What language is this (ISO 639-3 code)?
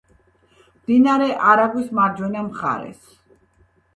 kat